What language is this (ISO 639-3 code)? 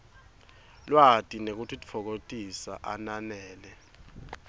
ssw